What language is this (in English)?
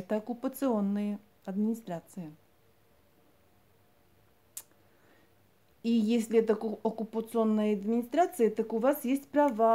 Russian